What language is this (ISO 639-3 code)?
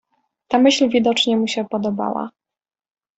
pol